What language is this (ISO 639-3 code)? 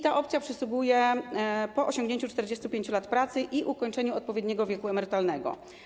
pol